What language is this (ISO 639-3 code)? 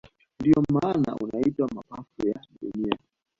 swa